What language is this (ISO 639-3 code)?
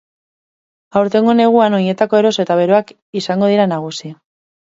eus